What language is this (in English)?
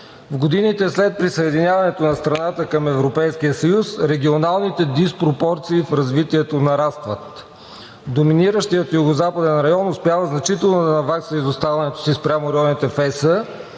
Bulgarian